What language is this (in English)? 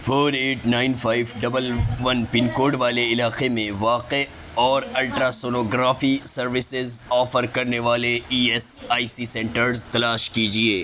Urdu